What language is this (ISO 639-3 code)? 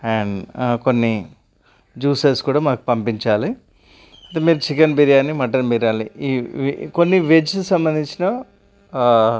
tel